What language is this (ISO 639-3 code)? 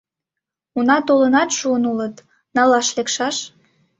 chm